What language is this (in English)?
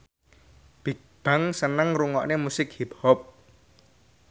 Javanese